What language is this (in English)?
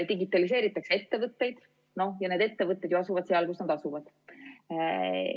Estonian